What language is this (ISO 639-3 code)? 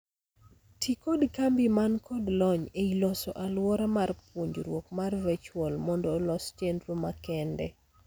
luo